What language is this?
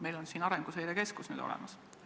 Estonian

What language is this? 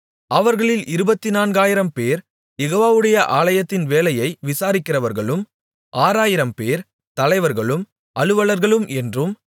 Tamil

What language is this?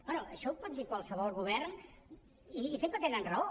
Catalan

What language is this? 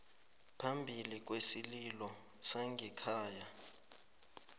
South Ndebele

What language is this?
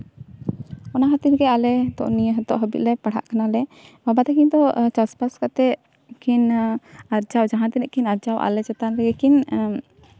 Santali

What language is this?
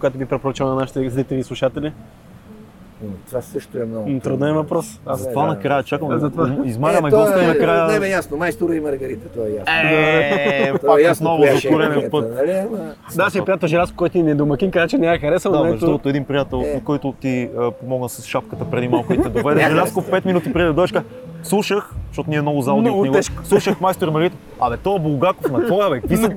Bulgarian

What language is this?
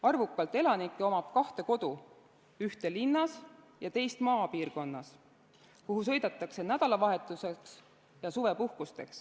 Estonian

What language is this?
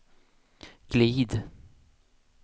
Swedish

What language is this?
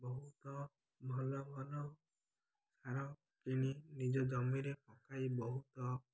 Odia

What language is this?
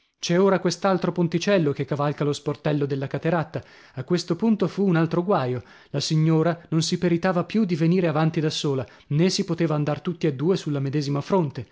Italian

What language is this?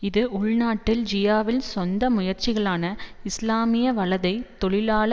Tamil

